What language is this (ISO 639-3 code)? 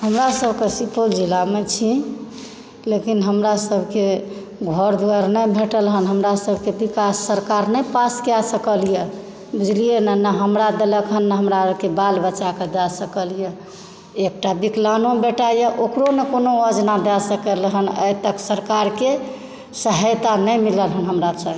mai